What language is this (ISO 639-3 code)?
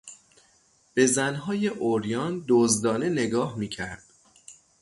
fas